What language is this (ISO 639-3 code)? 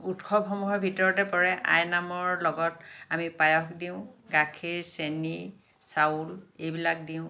asm